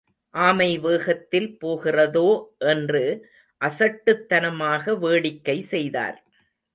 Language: Tamil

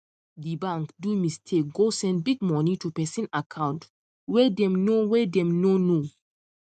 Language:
Nigerian Pidgin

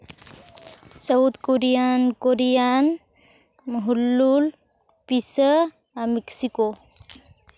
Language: Santali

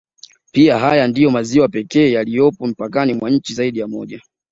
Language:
Swahili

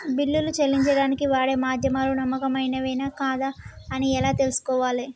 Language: Telugu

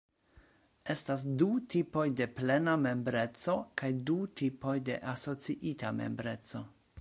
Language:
Esperanto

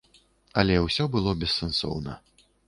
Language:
Belarusian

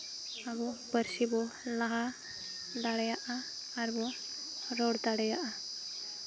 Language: Santali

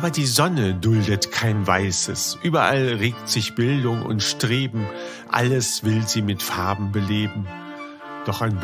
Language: German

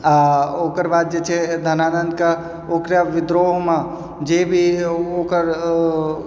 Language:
Maithili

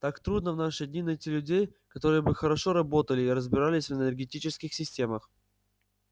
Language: Russian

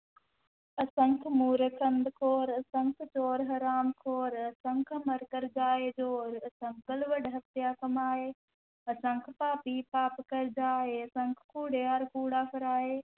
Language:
Punjabi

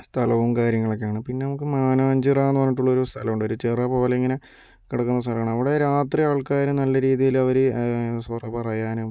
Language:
Malayalam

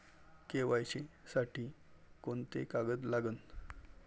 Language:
Marathi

